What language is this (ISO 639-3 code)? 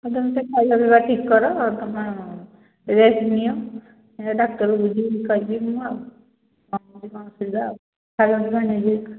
ori